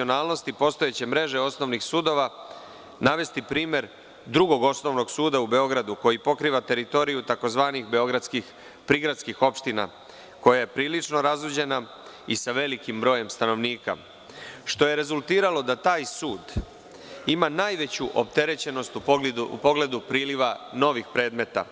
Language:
Serbian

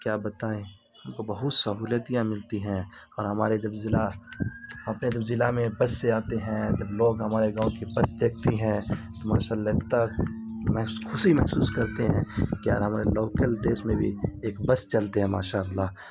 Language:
Urdu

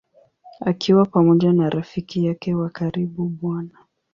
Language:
Swahili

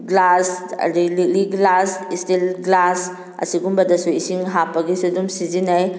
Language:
Manipuri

